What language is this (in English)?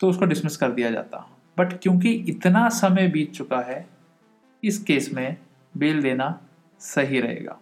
Hindi